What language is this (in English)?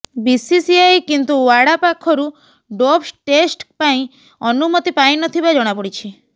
Odia